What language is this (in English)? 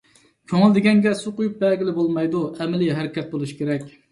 Uyghur